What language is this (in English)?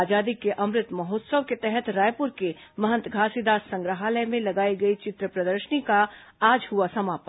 Hindi